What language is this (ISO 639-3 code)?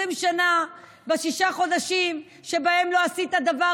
heb